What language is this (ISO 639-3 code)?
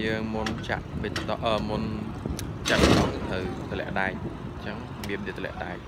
vie